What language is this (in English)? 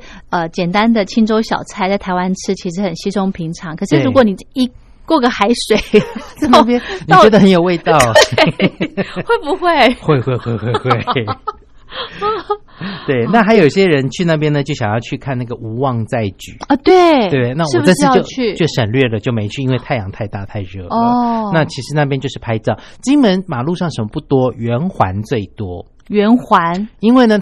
Chinese